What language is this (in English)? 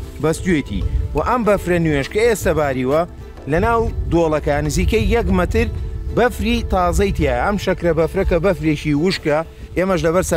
Arabic